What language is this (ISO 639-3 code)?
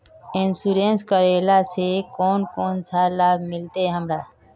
mag